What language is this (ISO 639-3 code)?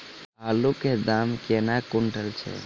mai